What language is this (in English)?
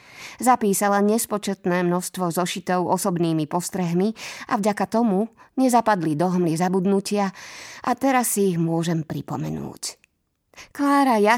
Slovak